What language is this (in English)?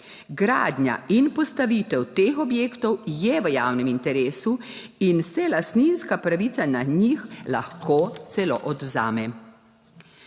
Slovenian